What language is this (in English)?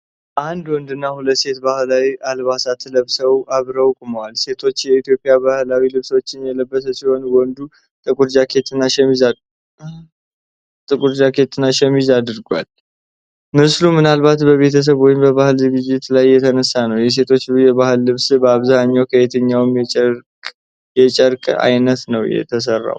Amharic